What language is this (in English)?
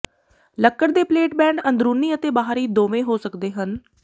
Punjabi